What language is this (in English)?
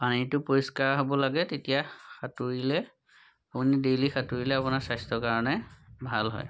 Assamese